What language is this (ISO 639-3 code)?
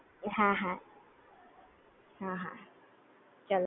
guj